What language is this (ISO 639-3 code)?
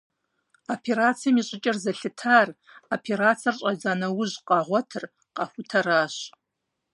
kbd